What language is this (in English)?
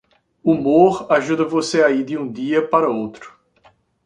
Portuguese